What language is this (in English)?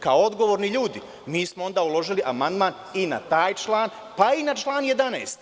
Serbian